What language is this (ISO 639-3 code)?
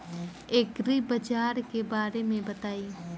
bho